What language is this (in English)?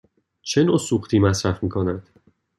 Persian